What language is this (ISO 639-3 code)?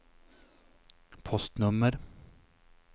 swe